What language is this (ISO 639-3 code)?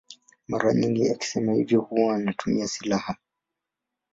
swa